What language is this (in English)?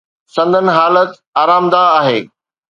Sindhi